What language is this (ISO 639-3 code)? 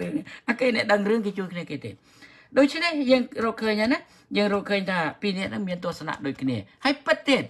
tha